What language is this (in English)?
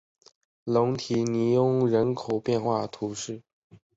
Chinese